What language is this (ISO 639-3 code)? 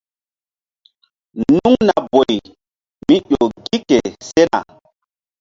mdd